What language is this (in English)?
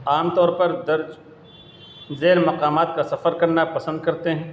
Urdu